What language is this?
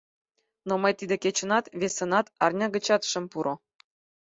Mari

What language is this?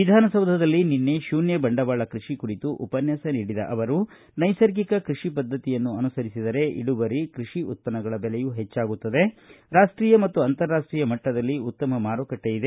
Kannada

